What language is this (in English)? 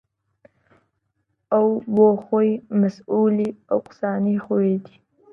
Central Kurdish